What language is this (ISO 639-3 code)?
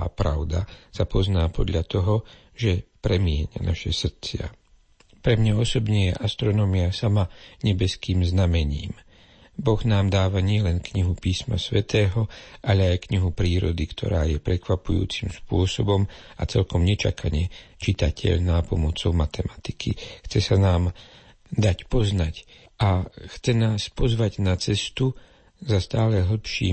slk